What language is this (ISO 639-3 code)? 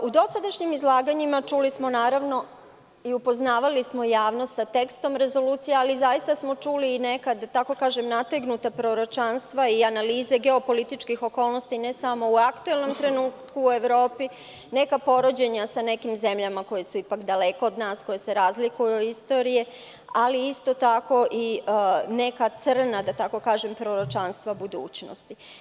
srp